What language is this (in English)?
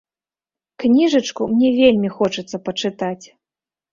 Belarusian